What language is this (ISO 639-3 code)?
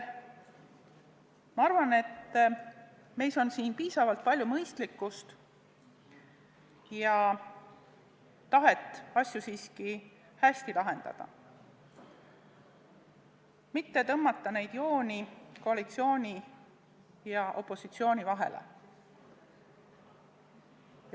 est